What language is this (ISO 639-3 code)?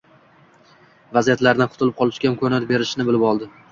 uzb